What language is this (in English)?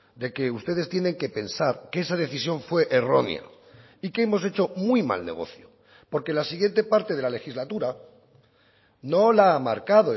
Spanish